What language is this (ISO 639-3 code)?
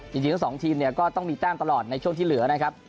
tha